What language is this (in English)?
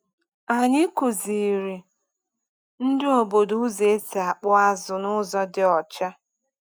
Igbo